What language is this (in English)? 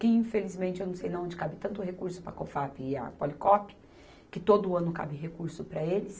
Portuguese